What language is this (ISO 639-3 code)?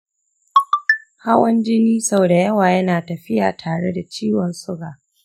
hau